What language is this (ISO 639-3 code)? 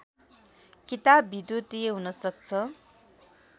nep